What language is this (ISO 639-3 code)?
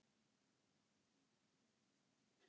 isl